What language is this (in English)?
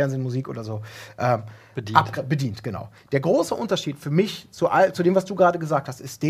German